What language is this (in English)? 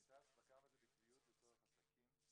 Hebrew